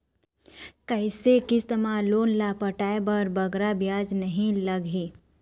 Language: Chhattisgarhi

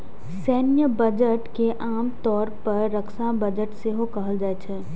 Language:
Maithili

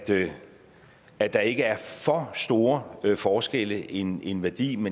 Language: Danish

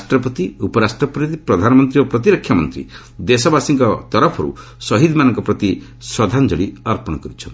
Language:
Odia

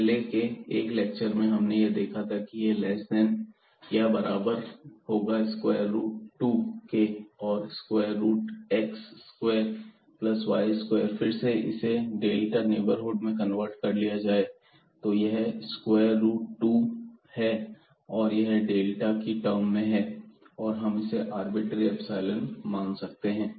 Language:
Hindi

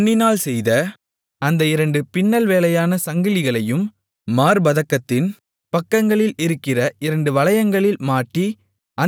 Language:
Tamil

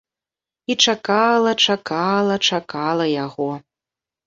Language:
Belarusian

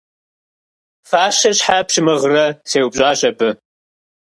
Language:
Kabardian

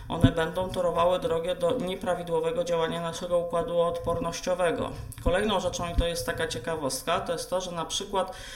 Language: Polish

